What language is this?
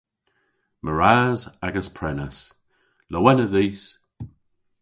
Cornish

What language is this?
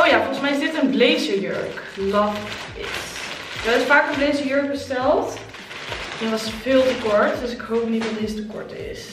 Dutch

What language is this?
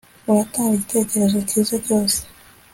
Kinyarwanda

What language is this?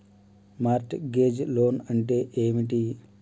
Telugu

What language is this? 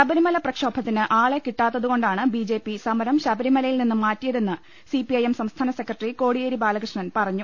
Malayalam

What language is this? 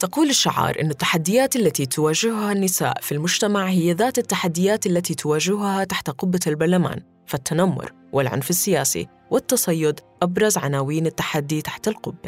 Arabic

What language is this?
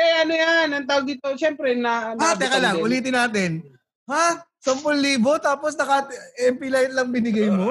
Filipino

